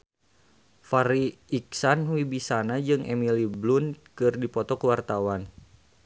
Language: Sundanese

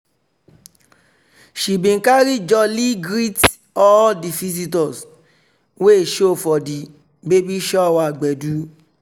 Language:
Nigerian Pidgin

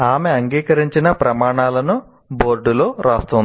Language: Telugu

